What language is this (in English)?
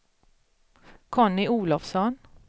Swedish